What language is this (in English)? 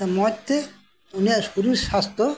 Santali